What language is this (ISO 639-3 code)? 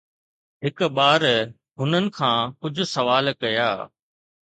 snd